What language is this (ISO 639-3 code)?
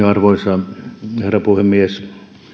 fin